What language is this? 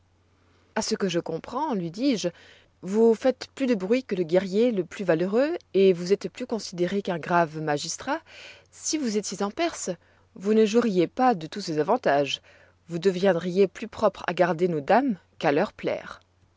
French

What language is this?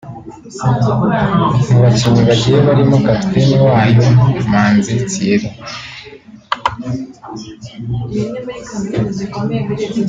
Kinyarwanda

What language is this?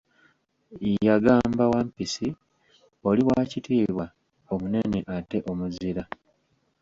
Ganda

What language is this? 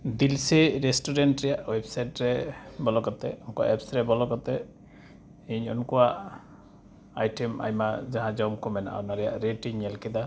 Santali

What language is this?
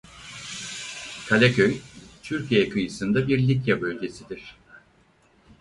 Turkish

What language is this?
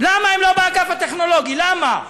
Hebrew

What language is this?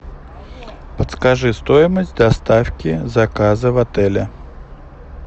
Russian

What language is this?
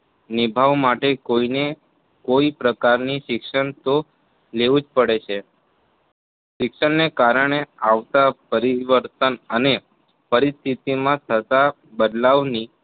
Gujarati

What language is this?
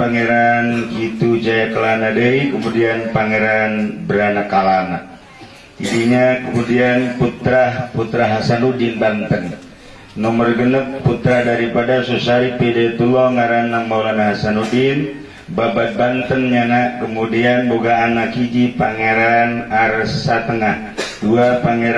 Indonesian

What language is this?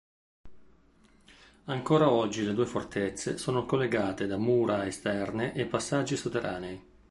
Italian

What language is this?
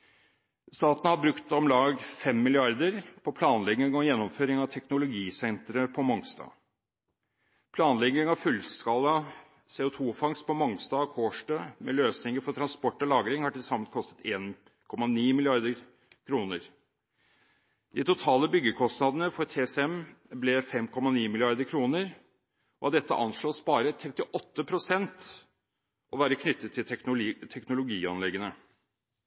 Norwegian Bokmål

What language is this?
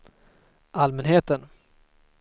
Swedish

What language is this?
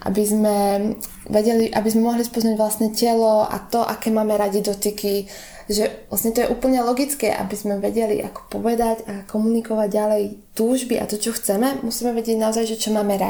Slovak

